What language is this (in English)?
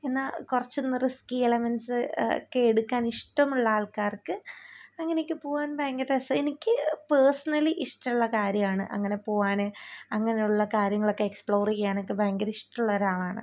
Malayalam